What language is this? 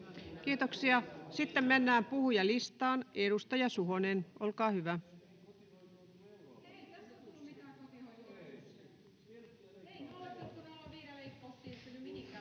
Finnish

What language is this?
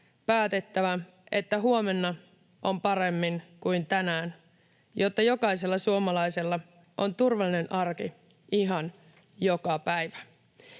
Finnish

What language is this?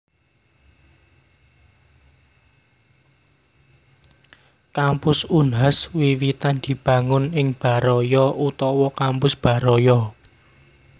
Javanese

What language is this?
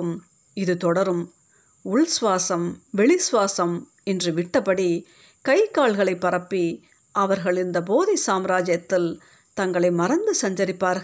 Tamil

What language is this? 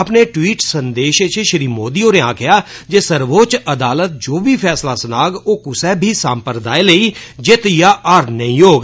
Dogri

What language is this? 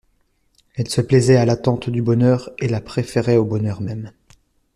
French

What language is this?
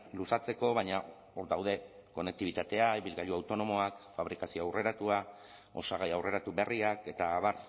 Basque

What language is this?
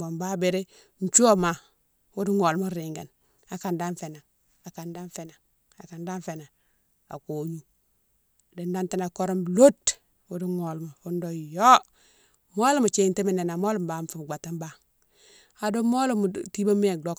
Mansoanka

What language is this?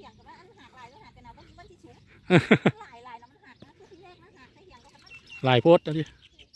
Thai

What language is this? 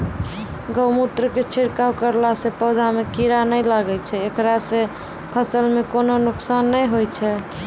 Maithili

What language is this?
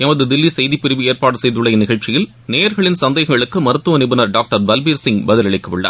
Tamil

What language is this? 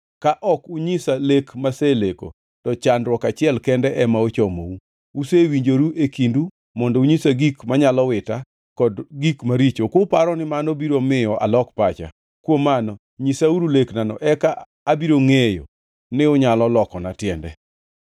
Luo (Kenya and Tanzania)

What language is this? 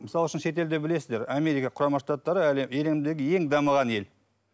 Kazakh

